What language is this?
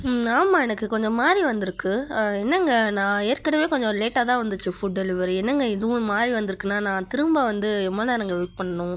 Tamil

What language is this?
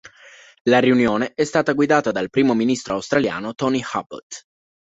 Italian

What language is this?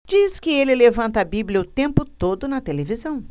Portuguese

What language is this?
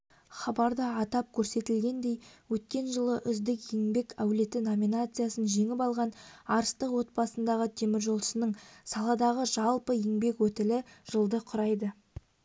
Kazakh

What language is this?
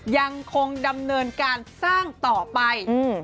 Thai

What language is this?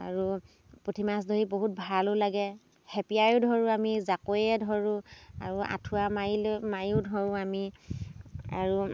Assamese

